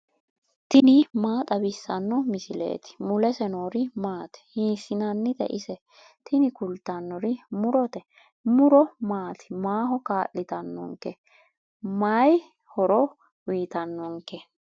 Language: Sidamo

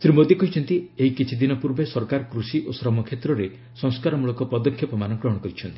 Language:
Odia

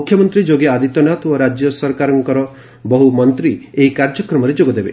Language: Odia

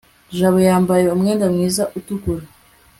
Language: Kinyarwanda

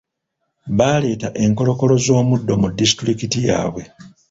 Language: Ganda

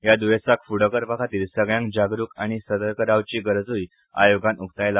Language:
Konkani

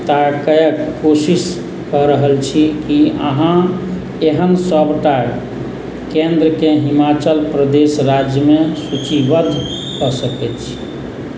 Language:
Maithili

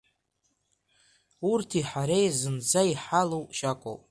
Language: Abkhazian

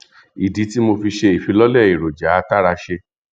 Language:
Yoruba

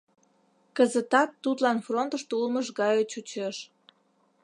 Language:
Mari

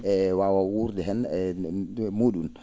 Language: Fula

